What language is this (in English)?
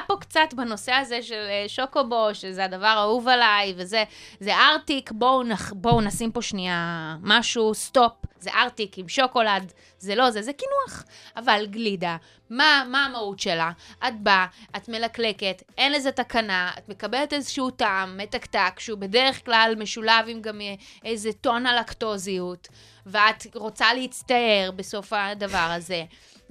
Hebrew